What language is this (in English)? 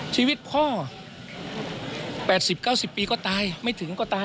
Thai